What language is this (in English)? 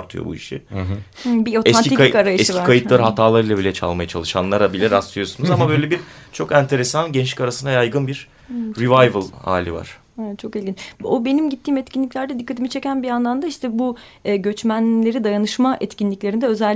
Turkish